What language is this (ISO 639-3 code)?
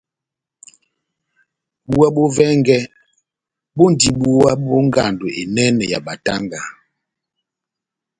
bnm